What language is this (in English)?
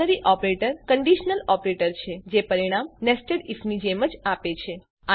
Gujarati